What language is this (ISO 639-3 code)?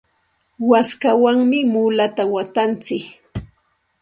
qxt